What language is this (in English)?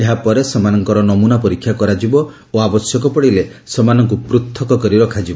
Odia